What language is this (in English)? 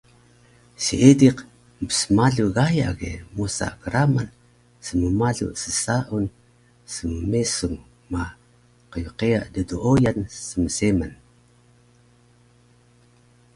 Taroko